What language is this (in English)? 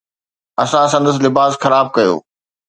Sindhi